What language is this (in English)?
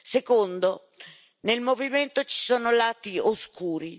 Italian